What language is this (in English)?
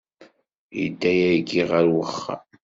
Kabyle